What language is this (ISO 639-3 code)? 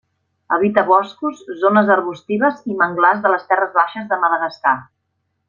cat